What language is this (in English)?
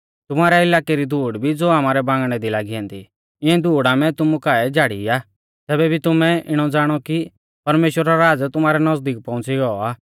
Mahasu Pahari